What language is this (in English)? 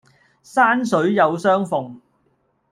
Cantonese